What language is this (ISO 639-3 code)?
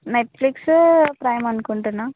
tel